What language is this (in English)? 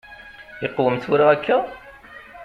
Kabyle